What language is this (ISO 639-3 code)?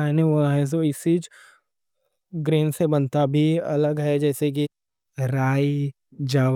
dcc